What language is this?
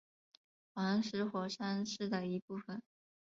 Chinese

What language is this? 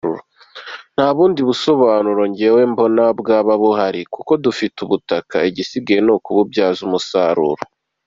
Kinyarwanda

